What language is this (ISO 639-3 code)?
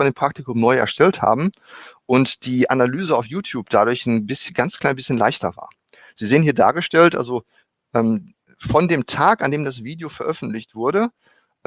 deu